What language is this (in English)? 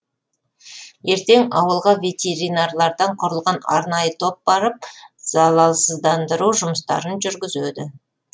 Kazakh